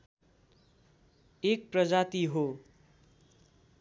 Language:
Nepali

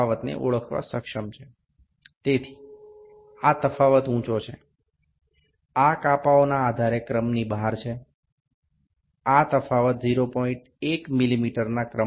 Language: Bangla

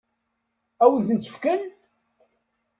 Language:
Kabyle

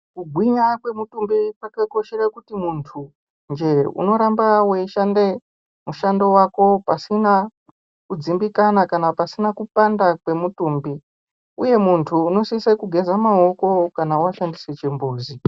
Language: Ndau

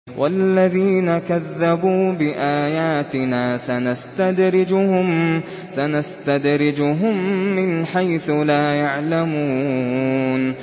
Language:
Arabic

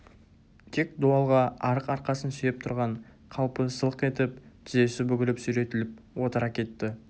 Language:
Kazakh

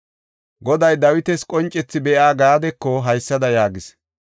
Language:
Gofa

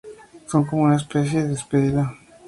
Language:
Spanish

